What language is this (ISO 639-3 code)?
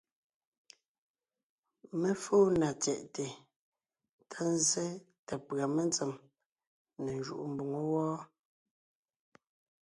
nnh